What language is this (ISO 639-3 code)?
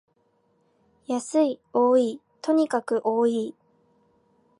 jpn